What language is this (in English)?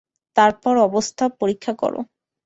Bangla